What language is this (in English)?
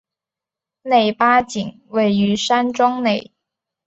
Chinese